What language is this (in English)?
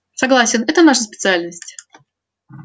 Russian